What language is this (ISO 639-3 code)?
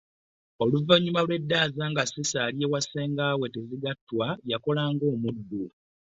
lug